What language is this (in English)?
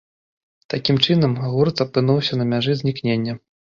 Belarusian